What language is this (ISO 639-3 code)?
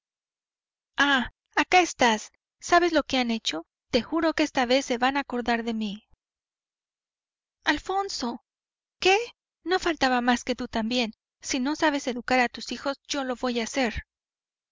spa